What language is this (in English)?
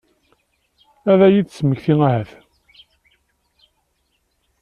Kabyle